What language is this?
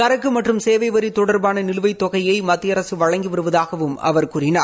Tamil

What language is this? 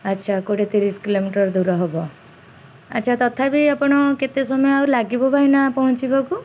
Odia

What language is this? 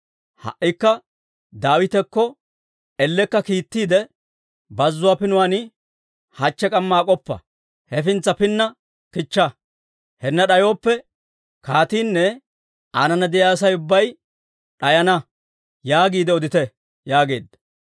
Dawro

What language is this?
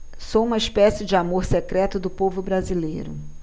Portuguese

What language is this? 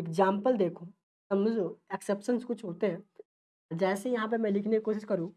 Hindi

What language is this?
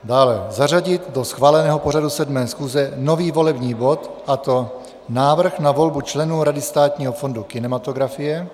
Czech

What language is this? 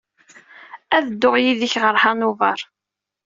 Kabyle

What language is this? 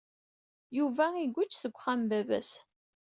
Kabyle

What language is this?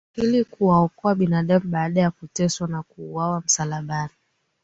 Swahili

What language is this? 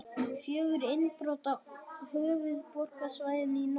Icelandic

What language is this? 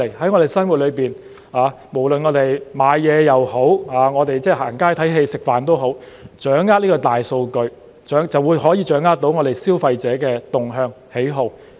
Cantonese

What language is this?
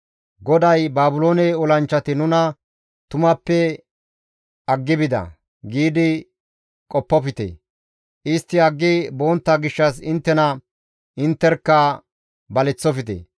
Gamo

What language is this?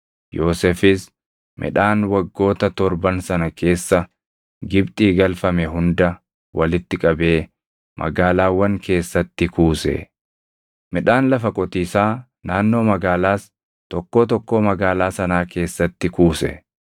Oromo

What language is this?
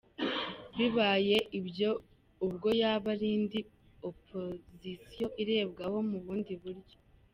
Kinyarwanda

